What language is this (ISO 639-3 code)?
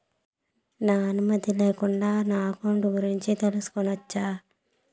tel